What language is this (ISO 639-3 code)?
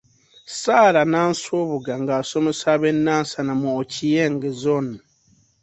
lug